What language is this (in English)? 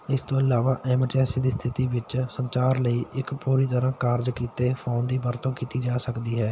Punjabi